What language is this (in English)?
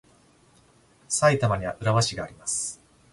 Japanese